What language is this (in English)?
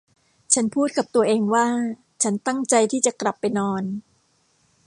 Thai